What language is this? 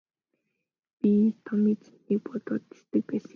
Mongolian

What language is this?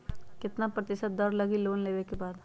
Magahi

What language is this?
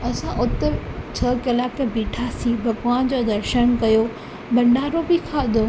Sindhi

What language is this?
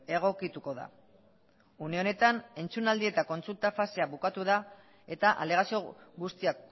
Basque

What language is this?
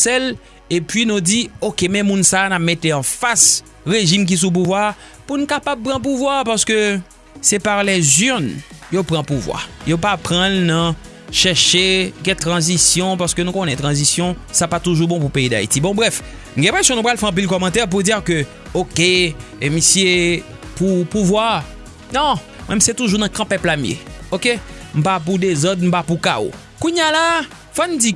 French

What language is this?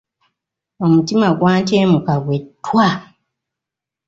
Ganda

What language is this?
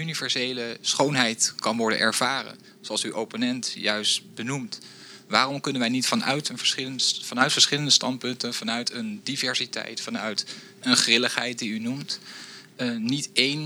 Dutch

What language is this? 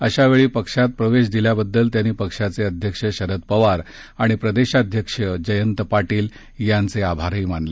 Marathi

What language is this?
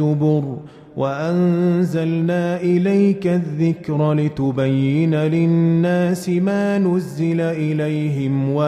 Arabic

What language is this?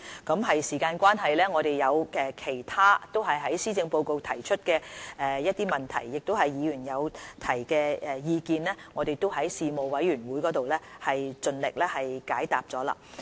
Cantonese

